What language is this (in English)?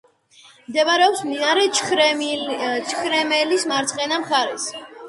Georgian